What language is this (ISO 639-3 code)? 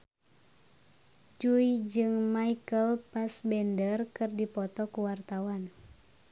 sun